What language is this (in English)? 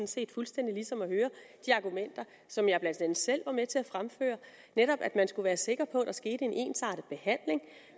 Danish